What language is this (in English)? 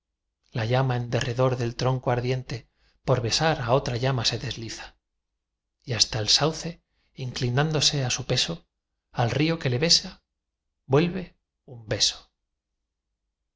Spanish